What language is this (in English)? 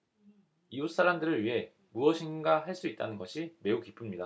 Korean